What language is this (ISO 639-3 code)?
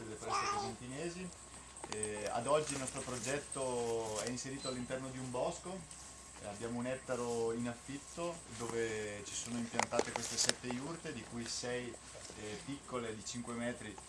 ita